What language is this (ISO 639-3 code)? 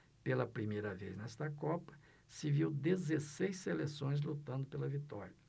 por